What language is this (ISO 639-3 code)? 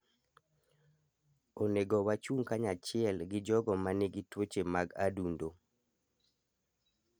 luo